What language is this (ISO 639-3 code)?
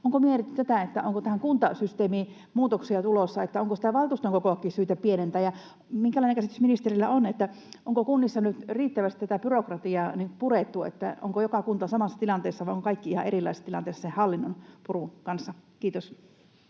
fin